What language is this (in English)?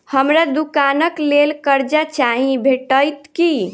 Maithili